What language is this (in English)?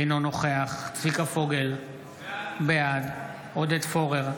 Hebrew